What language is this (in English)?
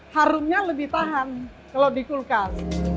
Indonesian